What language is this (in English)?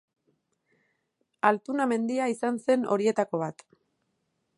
Basque